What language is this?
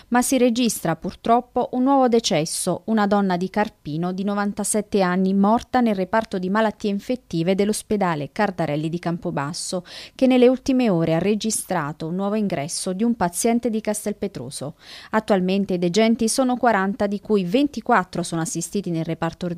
Italian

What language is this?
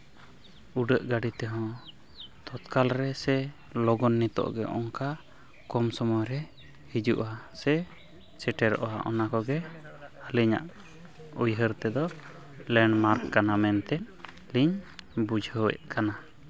Santali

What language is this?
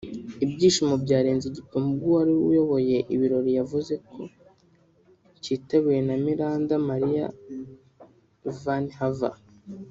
Kinyarwanda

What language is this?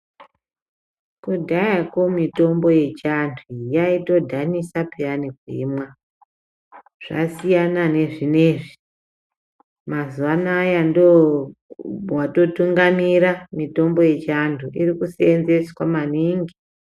Ndau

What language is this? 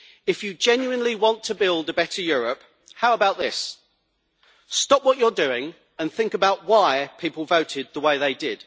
English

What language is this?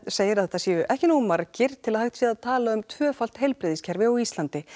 Icelandic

